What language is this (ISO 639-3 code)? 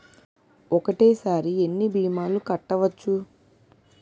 tel